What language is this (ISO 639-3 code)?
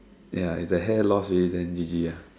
eng